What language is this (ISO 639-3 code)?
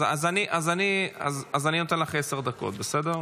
heb